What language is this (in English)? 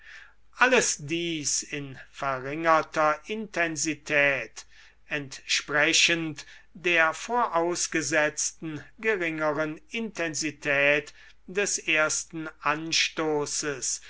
German